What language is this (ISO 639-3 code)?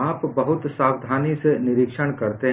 hin